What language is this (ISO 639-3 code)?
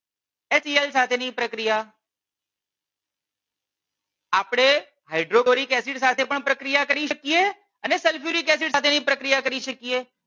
guj